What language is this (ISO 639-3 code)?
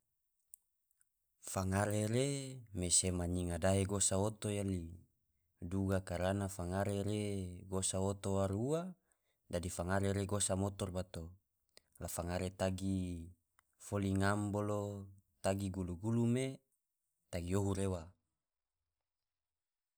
tvo